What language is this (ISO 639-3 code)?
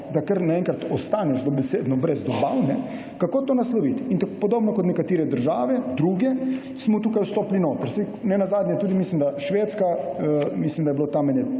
slv